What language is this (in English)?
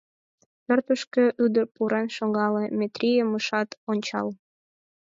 Mari